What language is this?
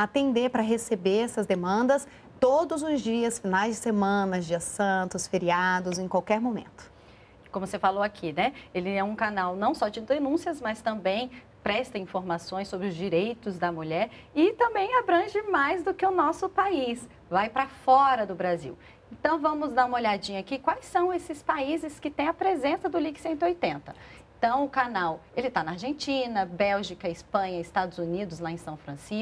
Portuguese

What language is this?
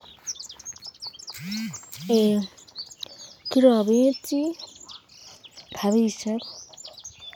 Kalenjin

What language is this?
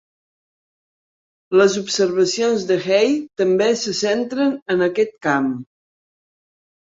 Catalan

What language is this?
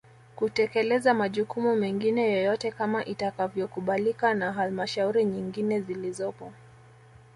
Swahili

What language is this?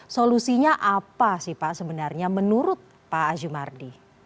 Indonesian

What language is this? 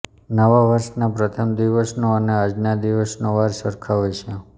Gujarati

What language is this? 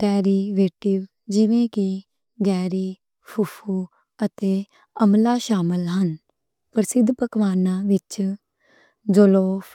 Western Panjabi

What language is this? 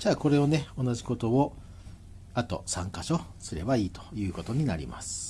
Japanese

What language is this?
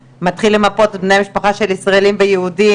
Hebrew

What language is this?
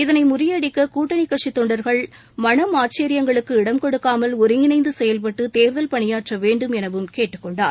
Tamil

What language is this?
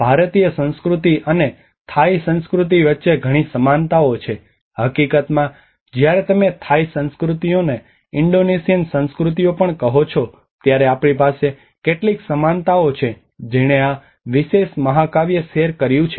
Gujarati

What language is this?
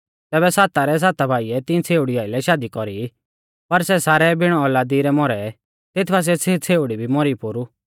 Mahasu Pahari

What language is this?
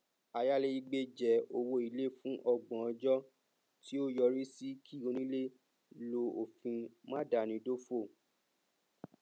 Yoruba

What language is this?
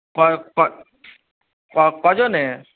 Bangla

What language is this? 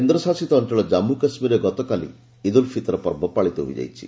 Odia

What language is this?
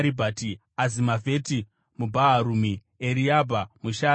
Shona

